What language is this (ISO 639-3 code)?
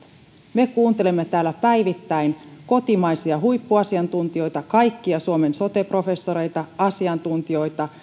fin